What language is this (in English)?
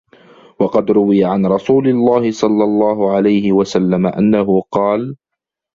Arabic